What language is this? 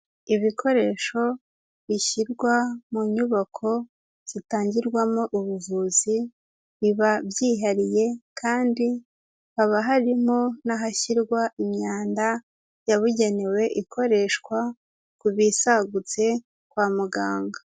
Kinyarwanda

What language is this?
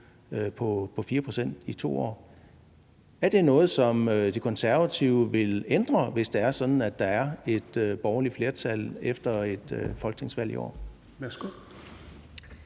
Danish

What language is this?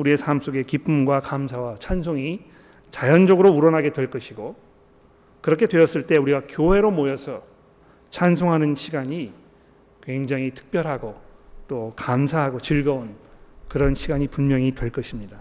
Korean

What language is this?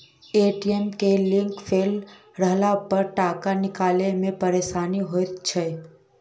Maithili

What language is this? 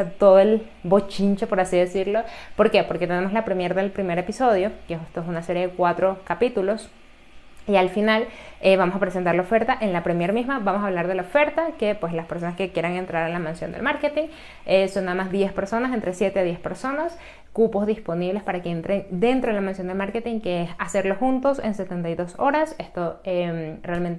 Spanish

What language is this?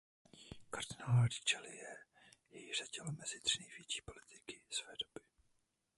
Czech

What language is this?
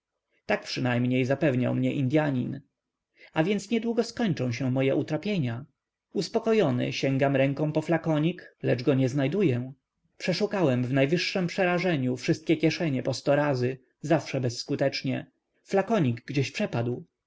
Polish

